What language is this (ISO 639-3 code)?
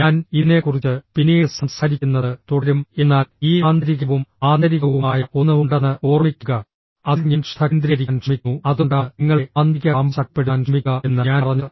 mal